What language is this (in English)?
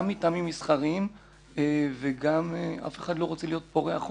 Hebrew